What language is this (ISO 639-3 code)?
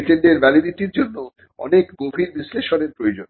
ben